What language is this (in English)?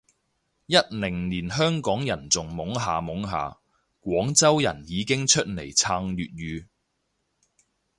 Cantonese